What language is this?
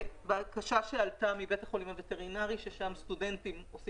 Hebrew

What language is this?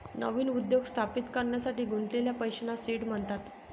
Marathi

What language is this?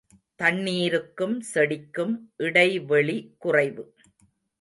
Tamil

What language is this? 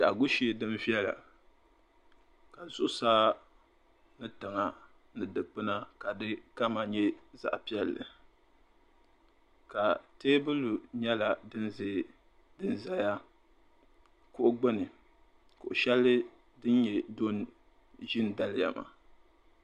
Dagbani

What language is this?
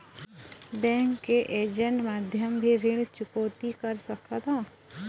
Chhattisgarhi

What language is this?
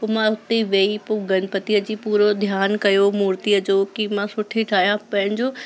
Sindhi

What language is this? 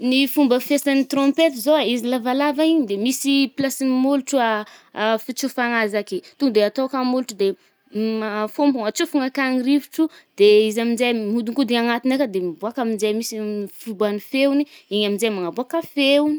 Northern Betsimisaraka Malagasy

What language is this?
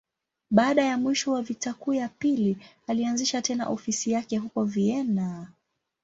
Swahili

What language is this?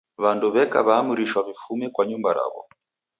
Taita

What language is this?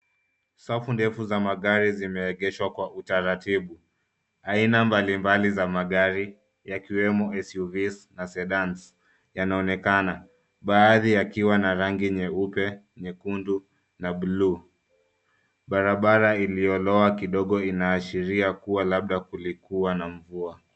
Swahili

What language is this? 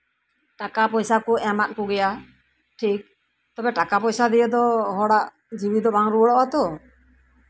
Santali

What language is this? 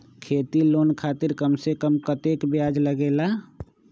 Magahi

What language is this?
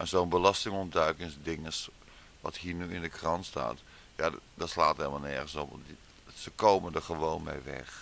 Dutch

